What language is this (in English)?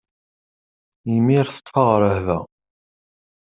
Kabyle